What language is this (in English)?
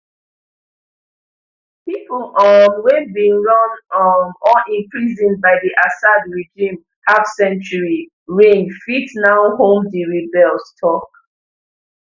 Nigerian Pidgin